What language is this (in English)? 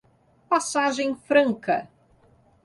Portuguese